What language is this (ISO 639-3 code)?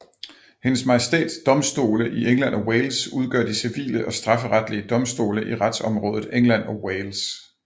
dan